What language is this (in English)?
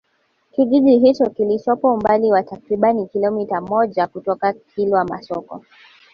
Swahili